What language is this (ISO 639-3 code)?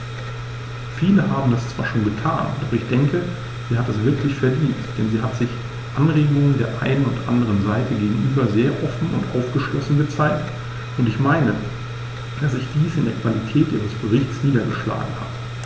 deu